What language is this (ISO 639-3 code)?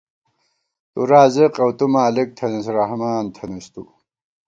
gwt